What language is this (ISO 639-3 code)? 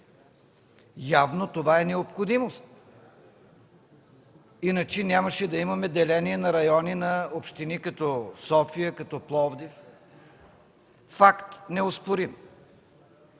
bul